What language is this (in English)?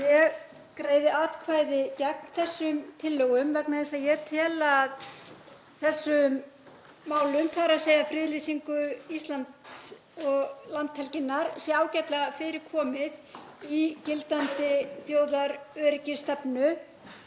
Icelandic